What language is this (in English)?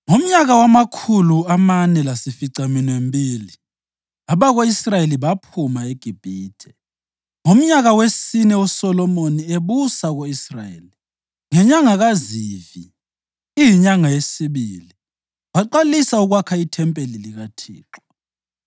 North Ndebele